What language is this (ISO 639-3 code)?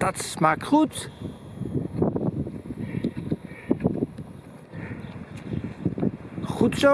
nld